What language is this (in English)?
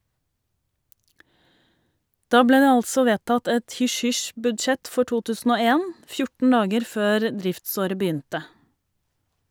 Norwegian